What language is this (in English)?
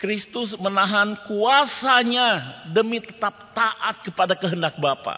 Indonesian